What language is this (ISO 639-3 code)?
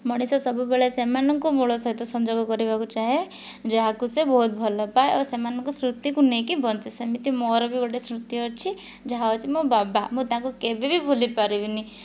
ori